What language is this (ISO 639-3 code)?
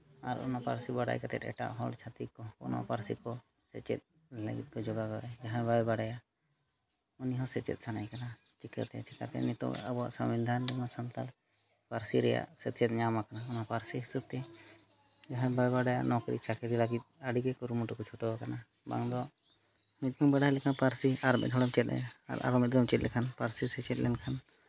sat